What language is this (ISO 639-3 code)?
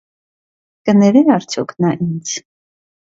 hye